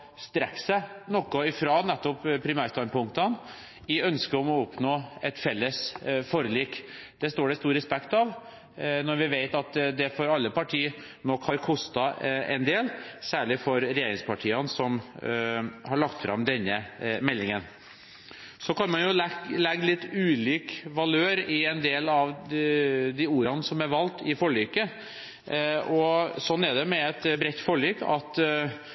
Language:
Norwegian Bokmål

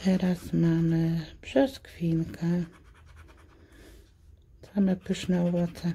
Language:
Polish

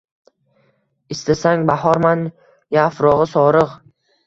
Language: Uzbek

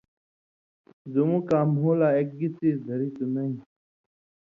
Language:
Indus Kohistani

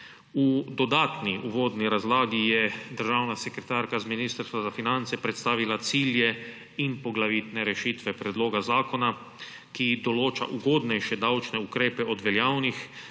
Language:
Slovenian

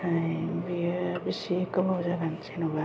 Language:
Bodo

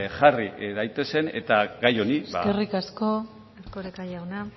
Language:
Basque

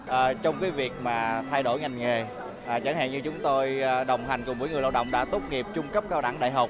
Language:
Vietnamese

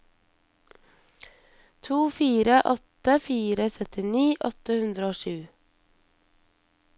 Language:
Norwegian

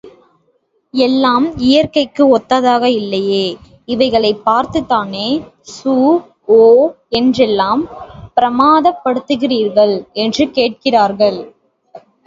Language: Tamil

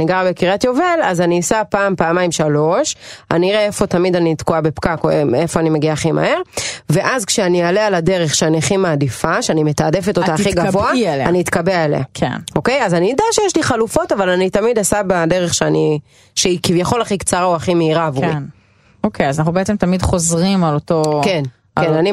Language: Hebrew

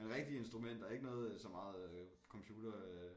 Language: Danish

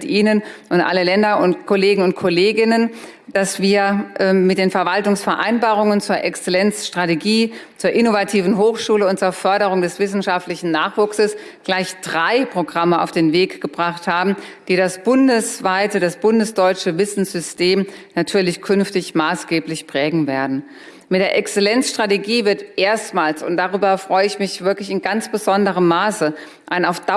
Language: German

